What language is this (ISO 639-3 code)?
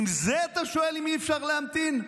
heb